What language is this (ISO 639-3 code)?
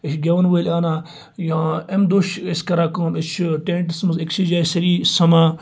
kas